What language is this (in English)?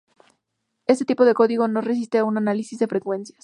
Spanish